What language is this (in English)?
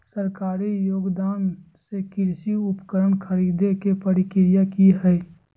Magahi